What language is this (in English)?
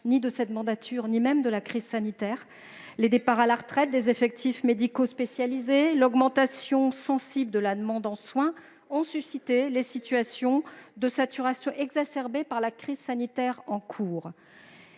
French